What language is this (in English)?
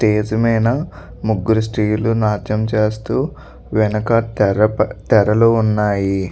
Telugu